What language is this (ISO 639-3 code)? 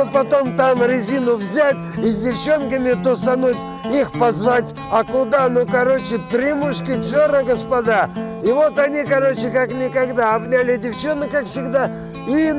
rus